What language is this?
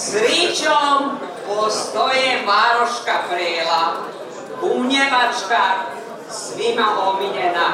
Croatian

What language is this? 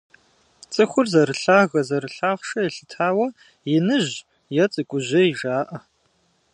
Kabardian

